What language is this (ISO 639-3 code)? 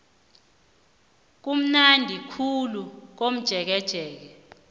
nbl